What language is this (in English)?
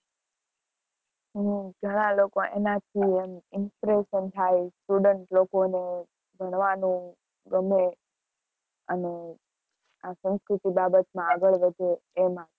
Gujarati